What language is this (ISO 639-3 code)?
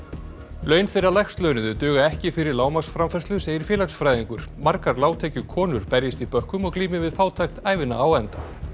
isl